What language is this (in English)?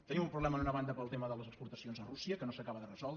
Catalan